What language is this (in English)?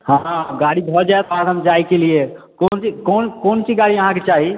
Maithili